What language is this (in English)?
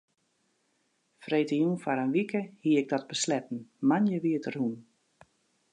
Western Frisian